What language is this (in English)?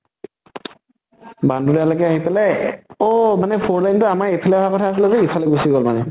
Assamese